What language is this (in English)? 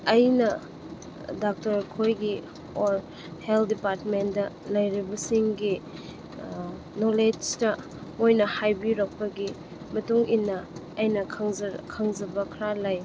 Manipuri